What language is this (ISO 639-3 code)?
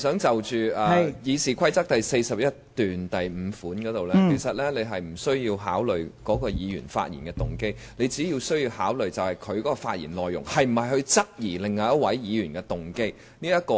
yue